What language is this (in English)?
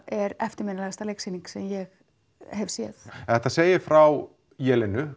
Icelandic